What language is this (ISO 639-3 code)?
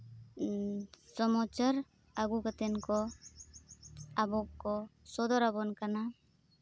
sat